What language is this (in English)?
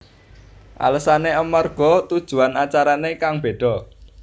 Javanese